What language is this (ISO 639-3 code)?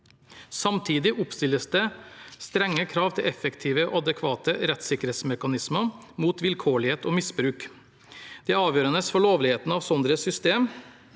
nor